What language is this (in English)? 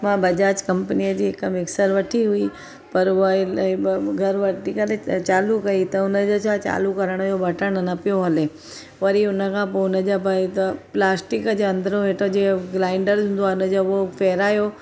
Sindhi